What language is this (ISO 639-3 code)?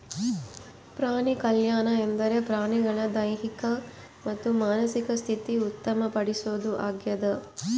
kan